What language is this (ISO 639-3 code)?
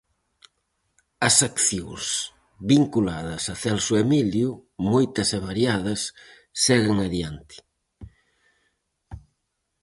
glg